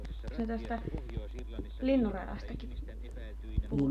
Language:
Finnish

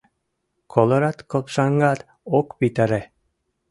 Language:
Mari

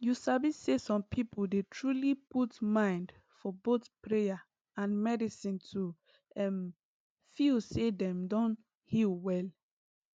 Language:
Nigerian Pidgin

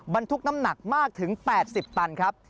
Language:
Thai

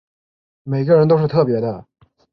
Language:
Chinese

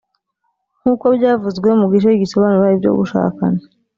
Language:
Kinyarwanda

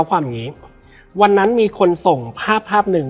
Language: Thai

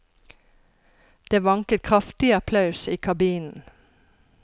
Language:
Norwegian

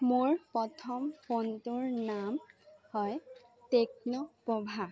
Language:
Assamese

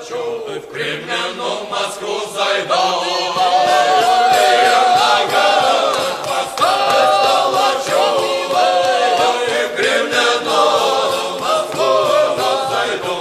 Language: Ukrainian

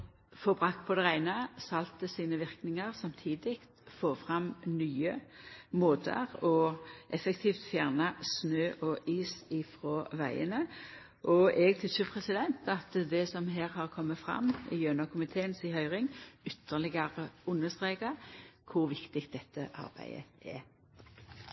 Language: Norwegian Nynorsk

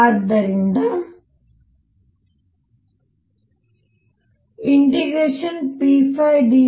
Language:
Kannada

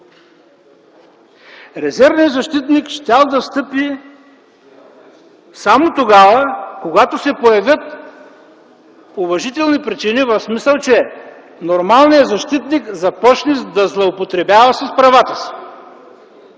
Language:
Bulgarian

